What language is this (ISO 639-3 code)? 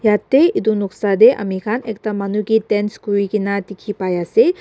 nag